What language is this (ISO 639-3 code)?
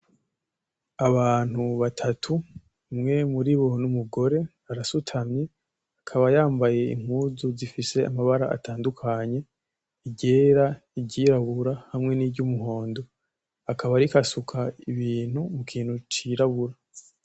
run